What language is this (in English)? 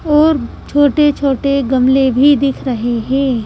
Hindi